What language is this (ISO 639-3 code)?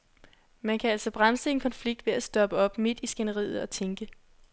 dan